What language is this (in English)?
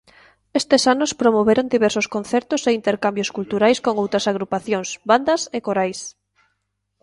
Galician